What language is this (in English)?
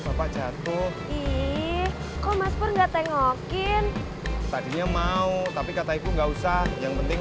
Indonesian